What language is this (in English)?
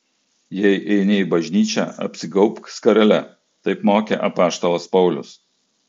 Lithuanian